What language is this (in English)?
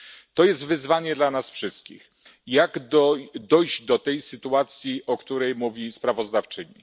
Polish